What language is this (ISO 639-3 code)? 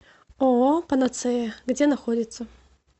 rus